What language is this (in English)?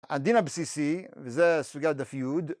Hebrew